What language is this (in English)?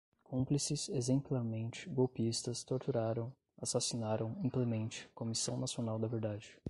Portuguese